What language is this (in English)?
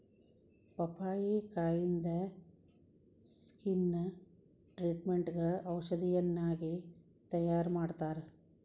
Kannada